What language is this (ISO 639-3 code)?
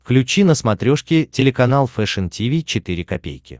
rus